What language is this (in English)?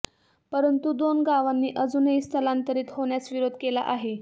Marathi